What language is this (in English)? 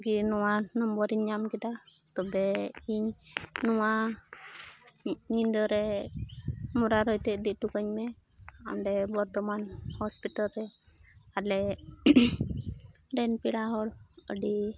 Santali